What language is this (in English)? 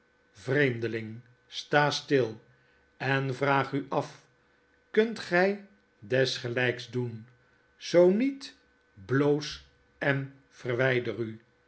Dutch